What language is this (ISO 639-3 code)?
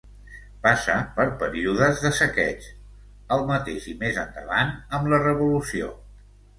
cat